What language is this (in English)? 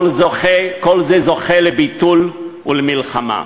Hebrew